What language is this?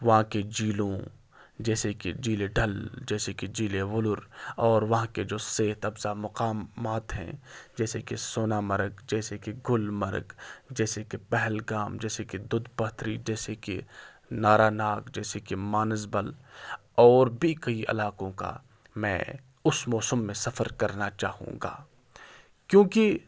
Urdu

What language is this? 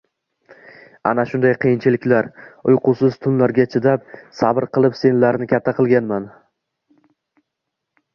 Uzbek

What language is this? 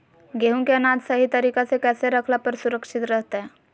Magahi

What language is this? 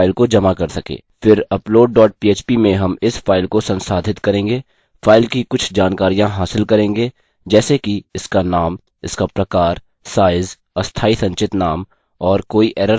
Hindi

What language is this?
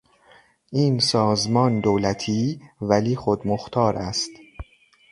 Persian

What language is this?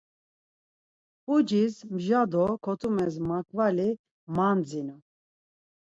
Laz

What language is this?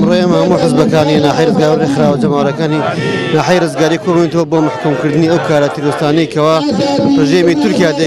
Arabic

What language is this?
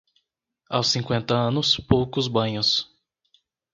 Portuguese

